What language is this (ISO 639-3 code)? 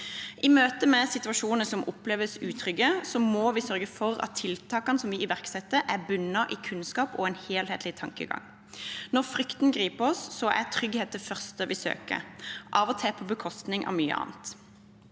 nor